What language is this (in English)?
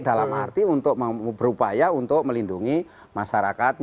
Indonesian